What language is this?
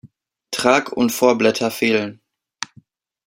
German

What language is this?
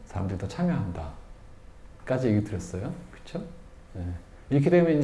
Korean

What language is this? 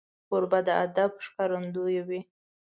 Pashto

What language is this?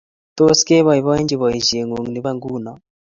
Kalenjin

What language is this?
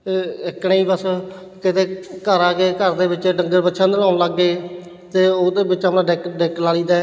Punjabi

